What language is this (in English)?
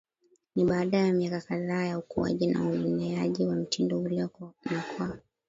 Swahili